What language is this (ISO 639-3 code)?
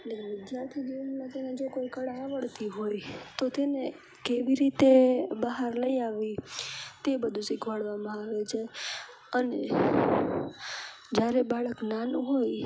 guj